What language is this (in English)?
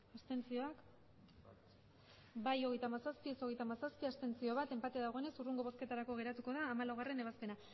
Basque